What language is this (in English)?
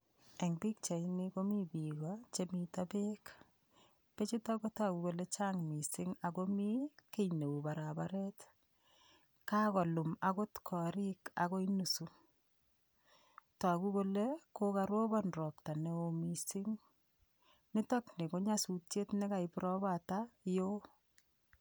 Kalenjin